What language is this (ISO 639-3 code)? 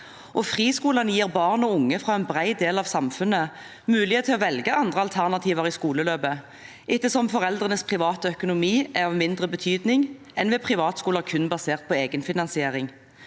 nor